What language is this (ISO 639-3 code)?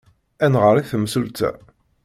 kab